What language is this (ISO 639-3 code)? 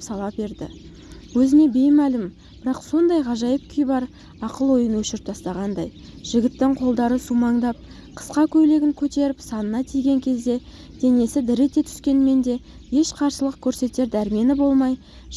tur